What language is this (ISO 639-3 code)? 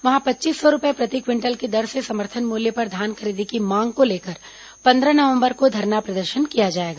hin